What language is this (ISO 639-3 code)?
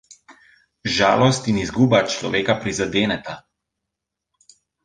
slv